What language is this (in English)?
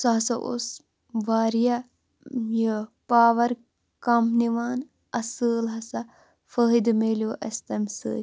Kashmiri